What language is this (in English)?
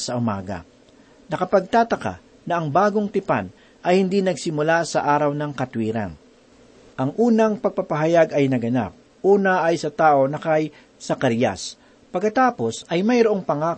Filipino